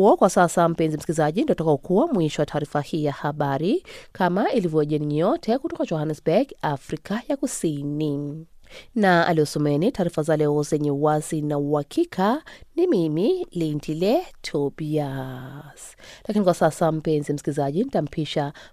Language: Swahili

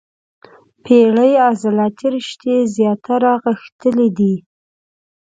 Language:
Pashto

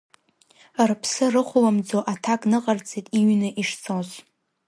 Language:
Abkhazian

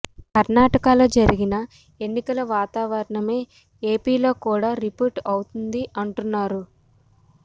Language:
Telugu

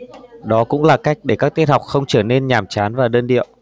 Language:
Vietnamese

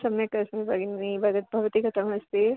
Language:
Sanskrit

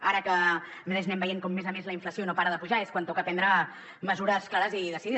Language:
Catalan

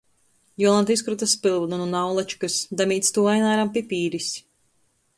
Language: Latgalian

